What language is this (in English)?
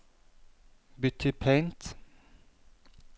Norwegian